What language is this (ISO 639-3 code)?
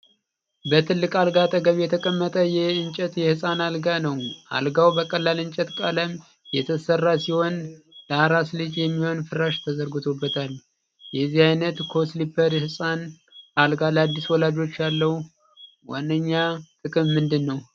amh